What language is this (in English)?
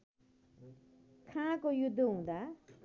Nepali